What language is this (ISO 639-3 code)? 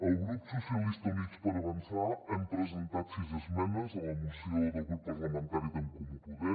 cat